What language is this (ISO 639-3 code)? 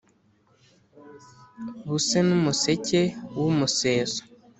kin